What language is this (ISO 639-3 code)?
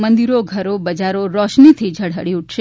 guj